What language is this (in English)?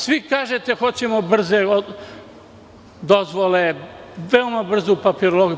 Serbian